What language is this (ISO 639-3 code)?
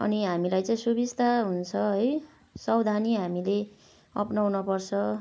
nep